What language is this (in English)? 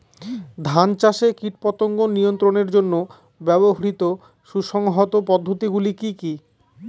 Bangla